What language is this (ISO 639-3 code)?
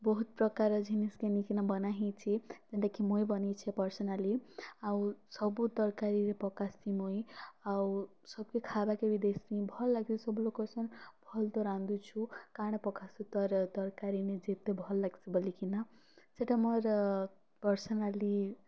ori